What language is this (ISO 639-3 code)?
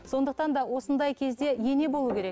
kaz